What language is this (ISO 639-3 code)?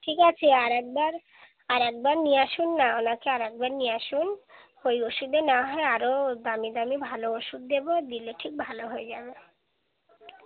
ben